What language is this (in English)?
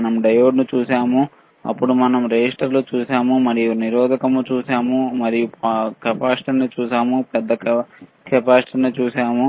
Telugu